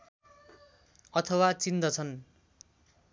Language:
Nepali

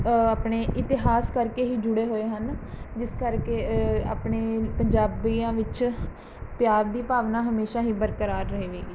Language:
Punjabi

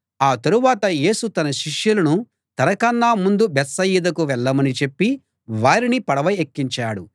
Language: Telugu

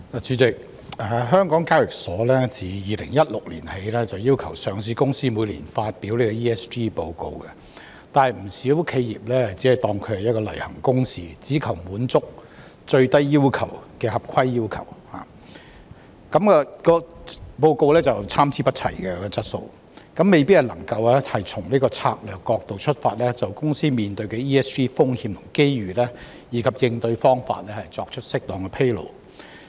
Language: Cantonese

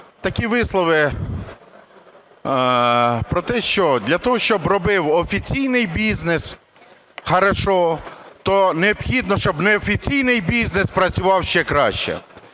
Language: Ukrainian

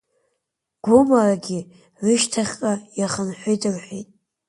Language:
Abkhazian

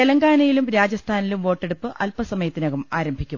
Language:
Malayalam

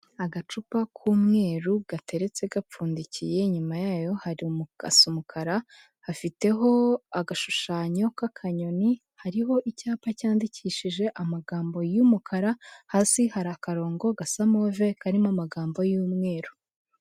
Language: Kinyarwanda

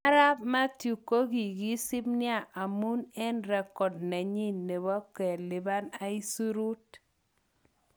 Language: Kalenjin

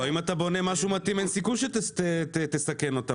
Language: Hebrew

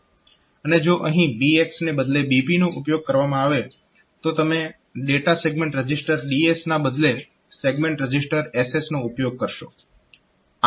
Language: Gujarati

